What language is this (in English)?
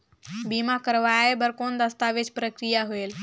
Chhattisgarhi